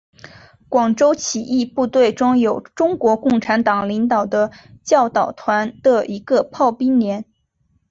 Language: Chinese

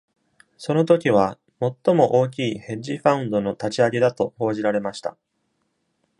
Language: Japanese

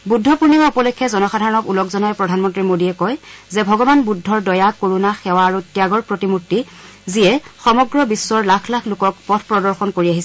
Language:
Assamese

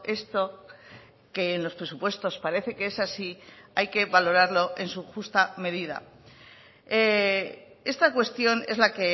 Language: Spanish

